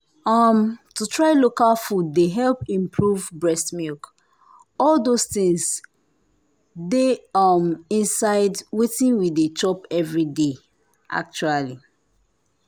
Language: Nigerian Pidgin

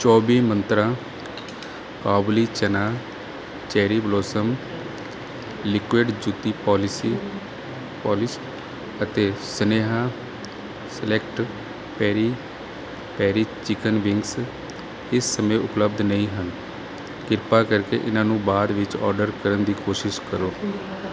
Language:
Punjabi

